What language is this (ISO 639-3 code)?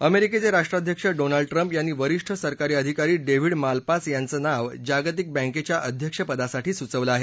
mar